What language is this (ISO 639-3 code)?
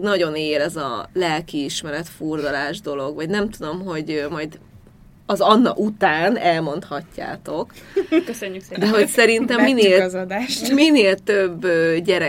hun